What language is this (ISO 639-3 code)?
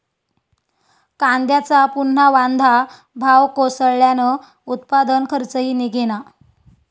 mar